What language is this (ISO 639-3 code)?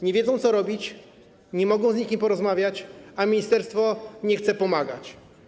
pol